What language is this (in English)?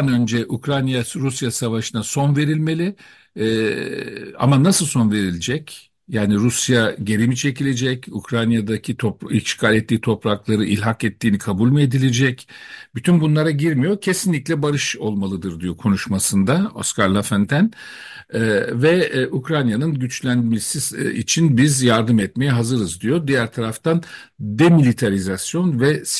Turkish